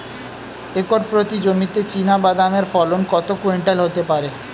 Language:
Bangla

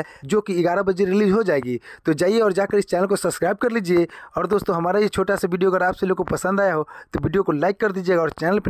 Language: Hindi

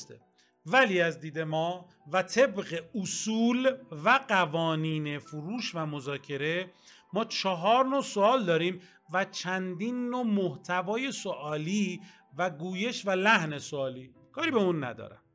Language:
Persian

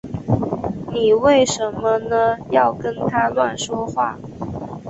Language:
Chinese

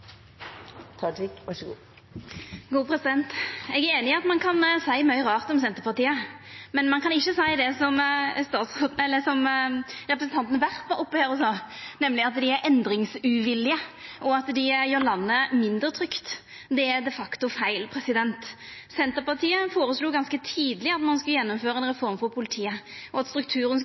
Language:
Norwegian Nynorsk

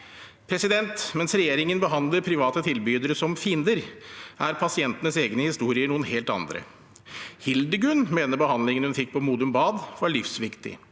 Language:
Norwegian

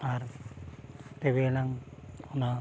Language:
Santali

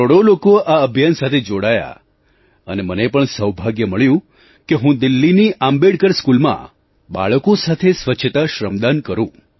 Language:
Gujarati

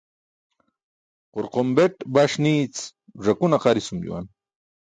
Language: Burushaski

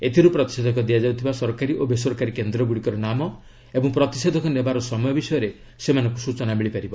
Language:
Odia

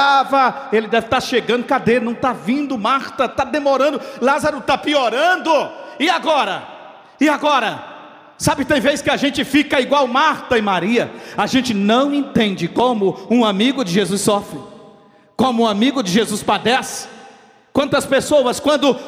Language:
Portuguese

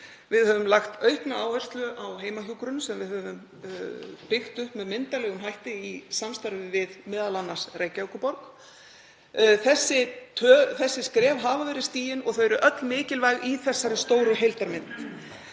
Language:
Icelandic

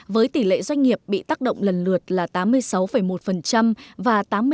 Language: Vietnamese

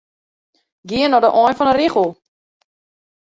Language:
Western Frisian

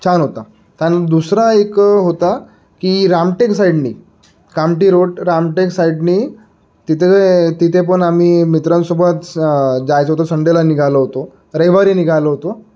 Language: Marathi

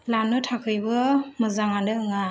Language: Bodo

